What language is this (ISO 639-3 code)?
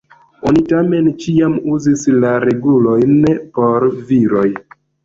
epo